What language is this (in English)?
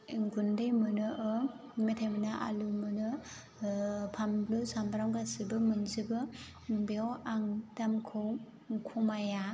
Bodo